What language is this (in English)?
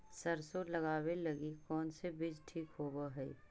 Magahi